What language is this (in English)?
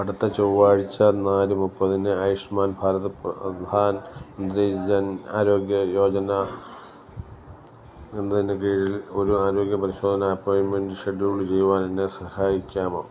Malayalam